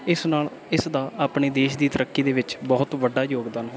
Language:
Punjabi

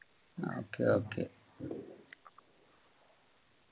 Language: Malayalam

